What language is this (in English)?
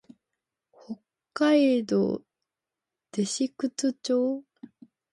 Japanese